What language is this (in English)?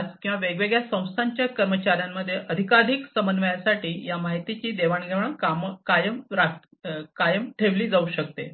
Marathi